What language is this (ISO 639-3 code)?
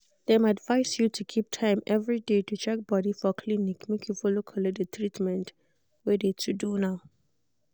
pcm